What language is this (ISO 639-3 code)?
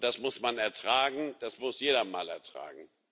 deu